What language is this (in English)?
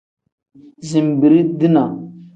Tem